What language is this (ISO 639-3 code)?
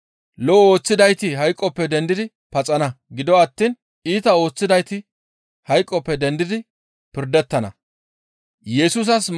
gmv